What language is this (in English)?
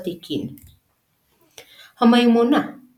Hebrew